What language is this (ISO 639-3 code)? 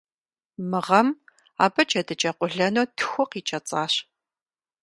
kbd